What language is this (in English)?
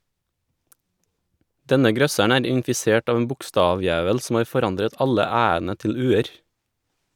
Norwegian